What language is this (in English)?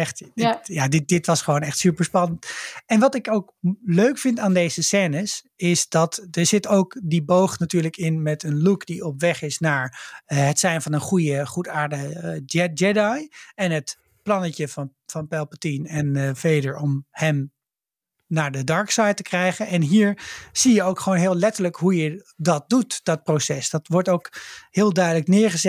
Dutch